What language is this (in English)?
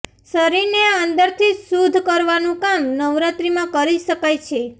Gujarati